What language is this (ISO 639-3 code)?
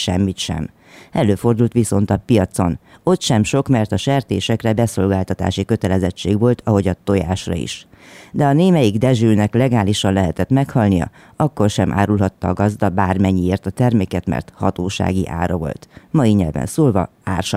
hun